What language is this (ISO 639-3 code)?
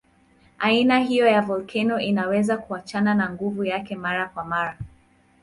swa